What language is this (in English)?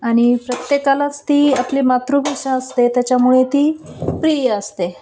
Marathi